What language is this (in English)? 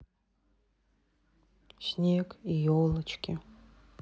Russian